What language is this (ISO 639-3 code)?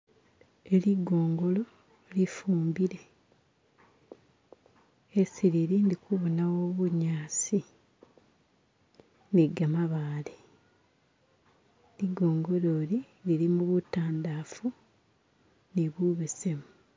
myx